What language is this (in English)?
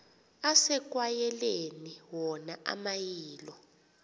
Xhosa